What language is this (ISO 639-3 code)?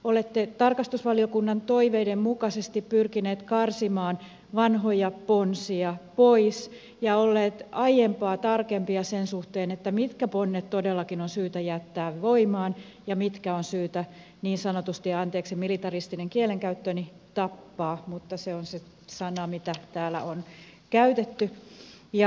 fin